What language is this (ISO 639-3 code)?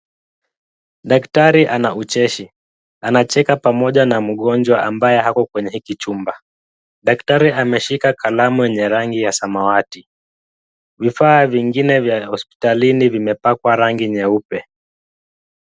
swa